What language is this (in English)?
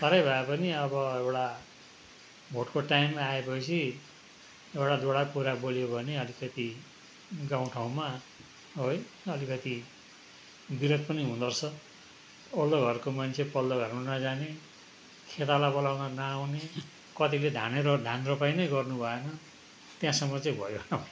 Nepali